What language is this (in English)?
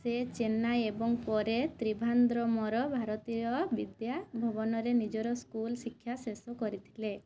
Odia